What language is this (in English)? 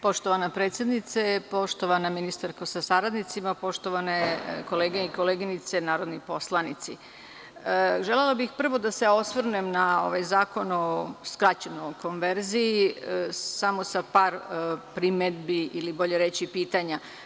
Serbian